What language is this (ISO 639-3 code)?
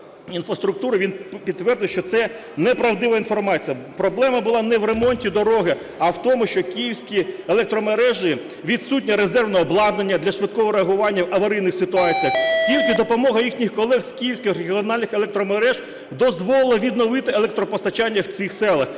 ukr